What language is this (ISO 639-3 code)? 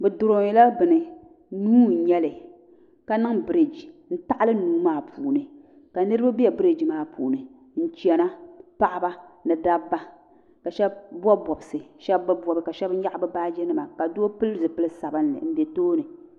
dag